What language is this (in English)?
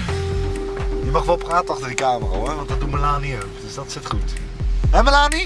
Dutch